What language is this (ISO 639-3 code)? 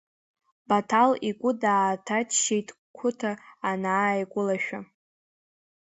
abk